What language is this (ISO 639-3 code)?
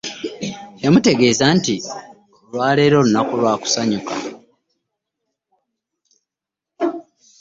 lug